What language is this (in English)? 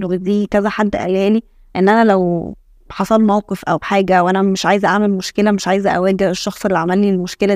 Arabic